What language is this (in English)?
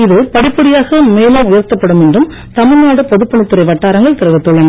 Tamil